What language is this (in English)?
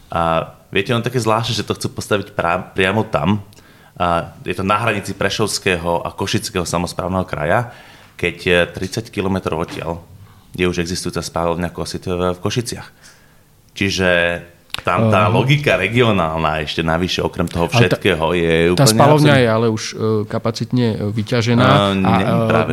Slovak